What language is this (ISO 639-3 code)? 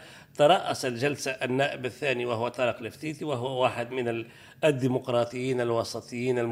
ara